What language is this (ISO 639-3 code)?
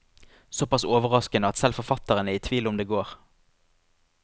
nor